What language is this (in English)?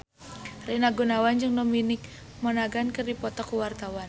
Sundanese